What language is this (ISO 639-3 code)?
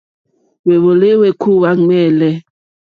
bri